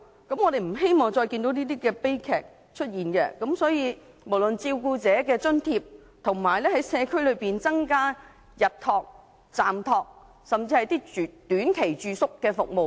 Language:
Cantonese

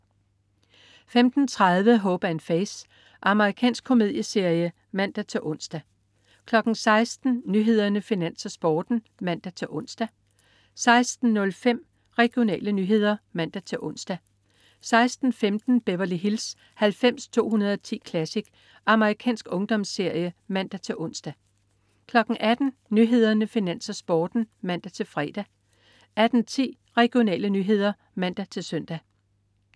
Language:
Danish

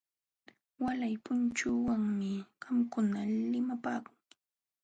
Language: Jauja Wanca Quechua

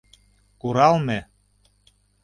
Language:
Mari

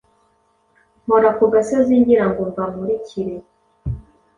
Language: Kinyarwanda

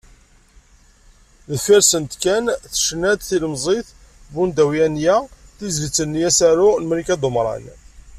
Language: Kabyle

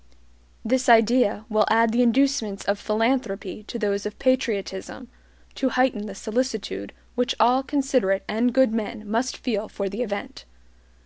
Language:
English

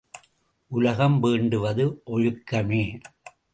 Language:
Tamil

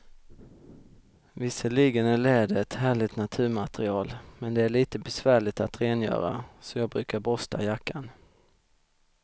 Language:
Swedish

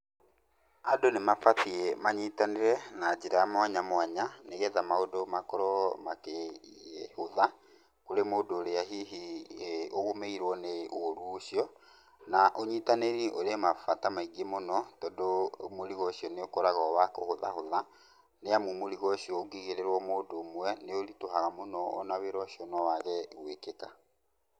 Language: Kikuyu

